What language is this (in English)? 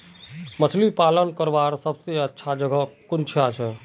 Magahi